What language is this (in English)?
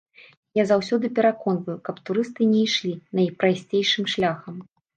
Belarusian